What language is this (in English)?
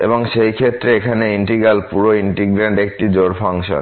Bangla